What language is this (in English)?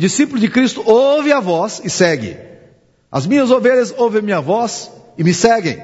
Portuguese